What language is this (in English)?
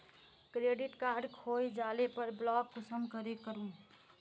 Magahi